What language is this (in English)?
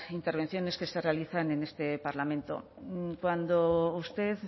Spanish